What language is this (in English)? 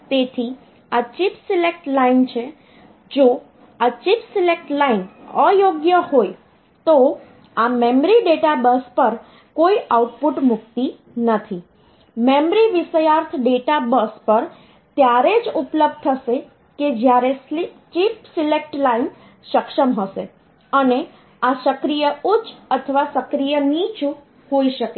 Gujarati